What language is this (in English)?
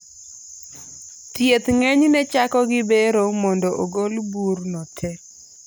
Luo (Kenya and Tanzania)